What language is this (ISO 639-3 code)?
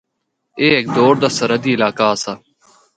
hno